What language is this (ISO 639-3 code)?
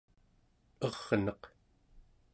esu